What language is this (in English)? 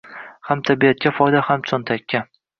Uzbek